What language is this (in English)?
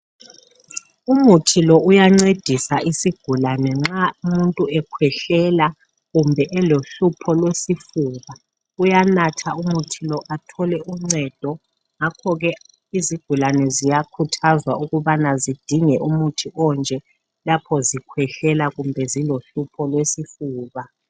North Ndebele